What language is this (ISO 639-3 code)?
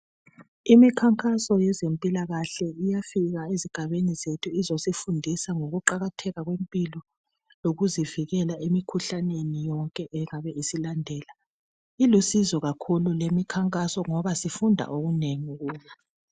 nde